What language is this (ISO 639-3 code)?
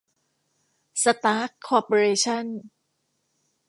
tha